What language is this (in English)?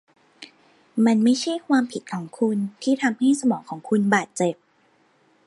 Thai